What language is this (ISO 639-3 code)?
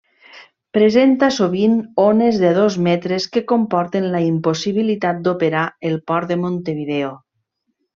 cat